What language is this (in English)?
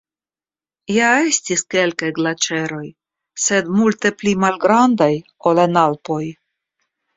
Esperanto